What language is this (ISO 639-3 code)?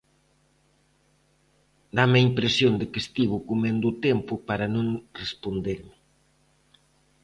glg